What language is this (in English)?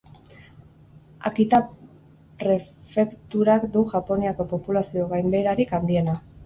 Basque